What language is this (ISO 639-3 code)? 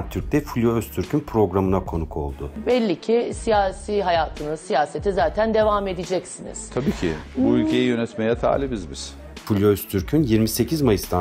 tur